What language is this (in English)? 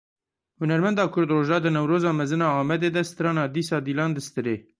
Kurdish